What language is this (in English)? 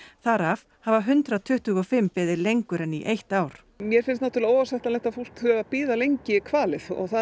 Icelandic